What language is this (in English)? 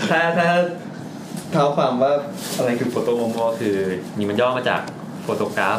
Thai